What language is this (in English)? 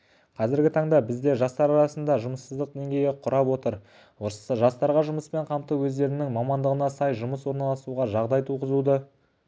Kazakh